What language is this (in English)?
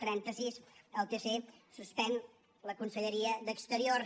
Catalan